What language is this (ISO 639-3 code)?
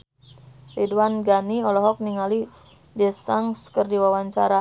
sun